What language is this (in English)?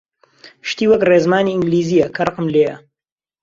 Central Kurdish